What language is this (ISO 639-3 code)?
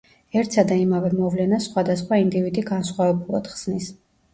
kat